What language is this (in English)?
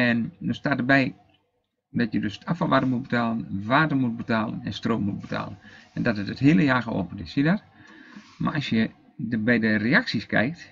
Dutch